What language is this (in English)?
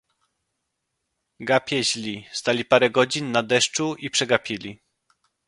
Polish